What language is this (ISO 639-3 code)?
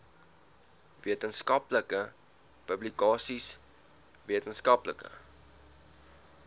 afr